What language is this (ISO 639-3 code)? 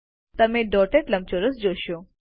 guj